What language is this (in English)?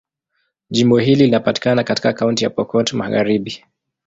Swahili